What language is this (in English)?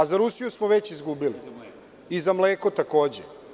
Serbian